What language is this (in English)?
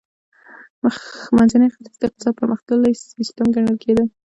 Pashto